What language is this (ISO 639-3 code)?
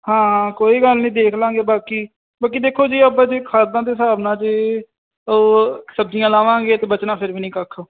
pan